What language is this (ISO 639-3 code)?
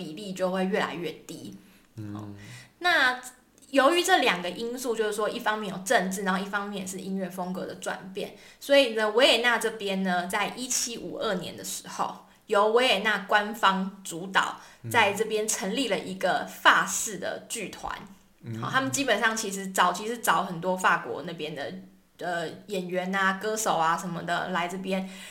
zho